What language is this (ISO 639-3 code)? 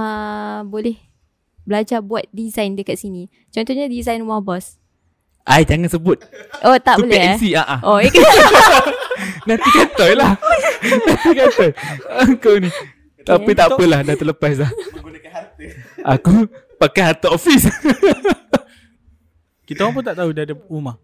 msa